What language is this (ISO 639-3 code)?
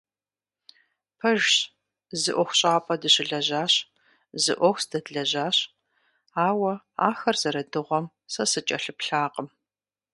kbd